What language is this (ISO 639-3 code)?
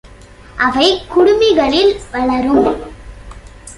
tam